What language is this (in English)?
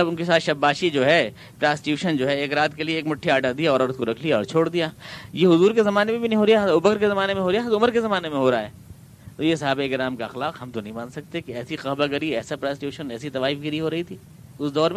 Urdu